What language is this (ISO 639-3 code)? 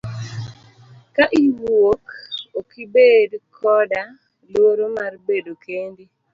luo